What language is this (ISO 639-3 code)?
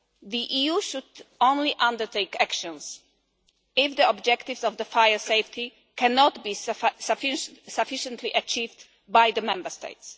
eng